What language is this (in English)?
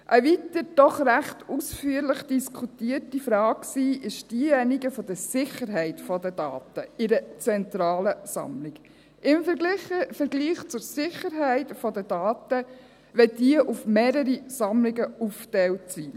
Swiss German